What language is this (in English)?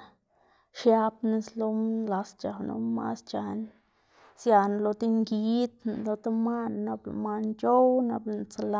Xanaguía Zapotec